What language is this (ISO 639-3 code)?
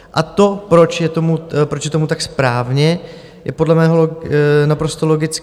ces